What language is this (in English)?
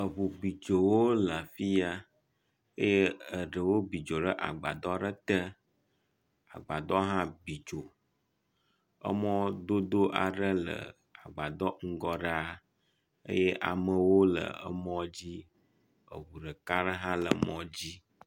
Ewe